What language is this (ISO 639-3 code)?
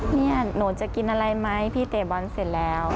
tha